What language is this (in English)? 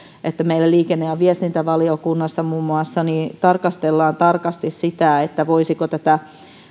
Finnish